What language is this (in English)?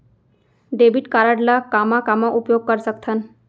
Chhattisgarhi